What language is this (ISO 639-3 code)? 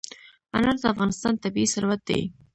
pus